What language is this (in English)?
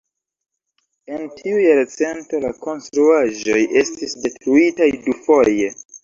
Esperanto